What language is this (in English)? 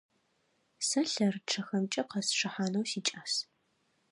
Adyghe